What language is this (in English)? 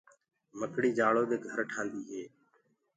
Gurgula